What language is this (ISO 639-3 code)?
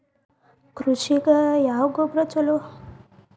kan